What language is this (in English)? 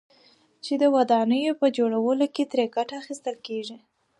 Pashto